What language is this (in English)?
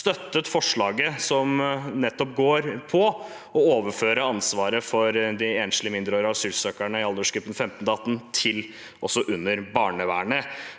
Norwegian